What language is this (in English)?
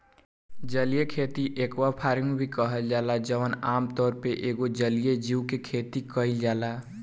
Bhojpuri